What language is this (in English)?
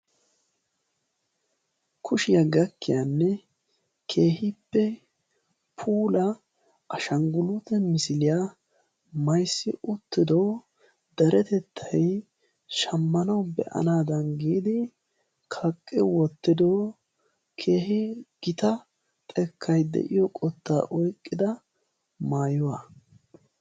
Wolaytta